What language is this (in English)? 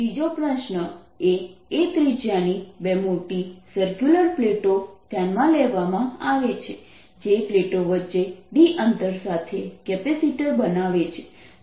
Gujarati